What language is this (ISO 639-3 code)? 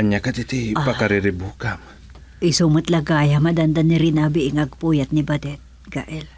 fil